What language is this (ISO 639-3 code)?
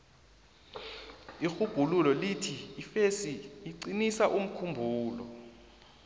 nbl